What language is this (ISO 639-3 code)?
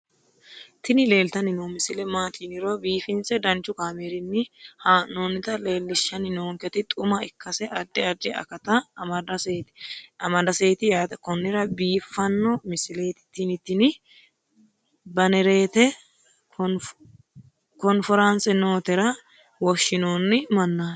sid